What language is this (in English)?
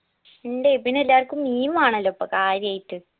Malayalam